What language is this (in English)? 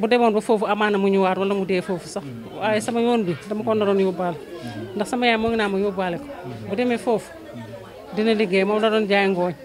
Indonesian